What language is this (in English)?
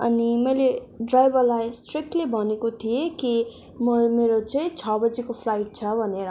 Nepali